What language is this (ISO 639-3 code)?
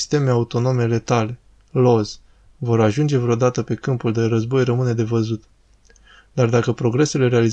ron